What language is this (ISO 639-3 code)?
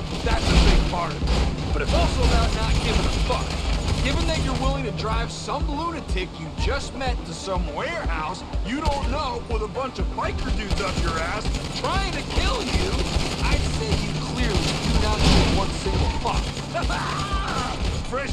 eng